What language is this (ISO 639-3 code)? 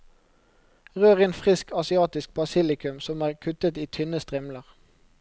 nor